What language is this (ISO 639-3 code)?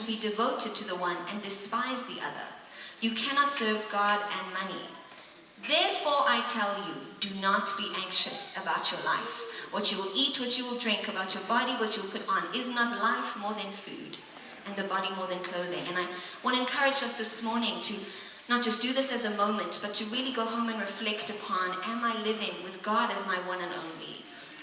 eng